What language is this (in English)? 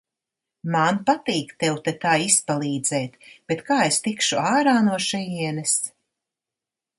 Latvian